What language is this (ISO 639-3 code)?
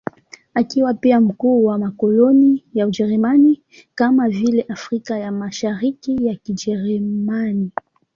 swa